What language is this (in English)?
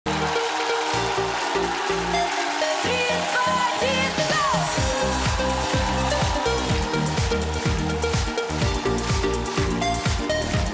Russian